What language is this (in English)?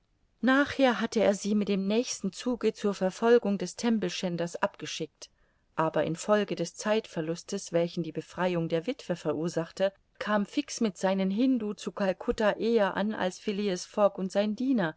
German